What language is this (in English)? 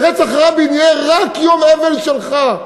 Hebrew